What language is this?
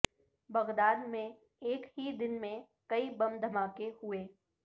Urdu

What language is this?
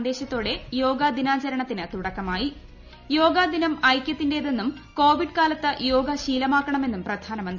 Malayalam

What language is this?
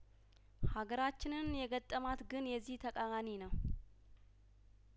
Amharic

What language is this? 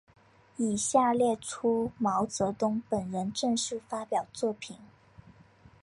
Chinese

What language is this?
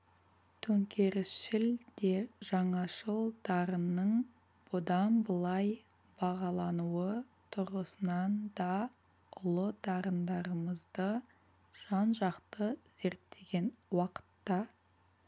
Kazakh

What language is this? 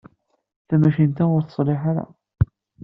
Kabyle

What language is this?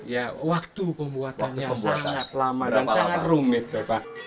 Indonesian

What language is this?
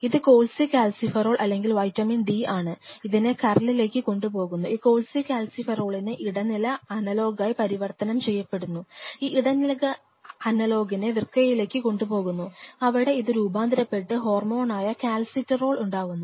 Malayalam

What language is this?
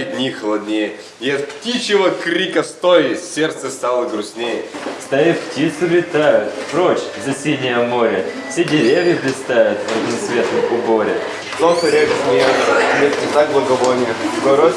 Russian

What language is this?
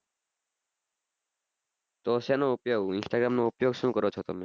Gujarati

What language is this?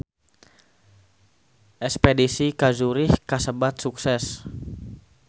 Sundanese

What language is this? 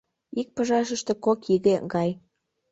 Mari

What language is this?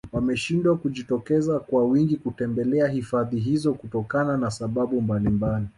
Swahili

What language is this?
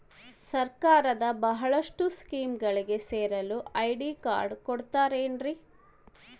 Kannada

